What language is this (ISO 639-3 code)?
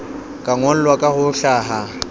sot